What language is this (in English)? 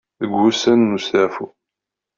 Kabyle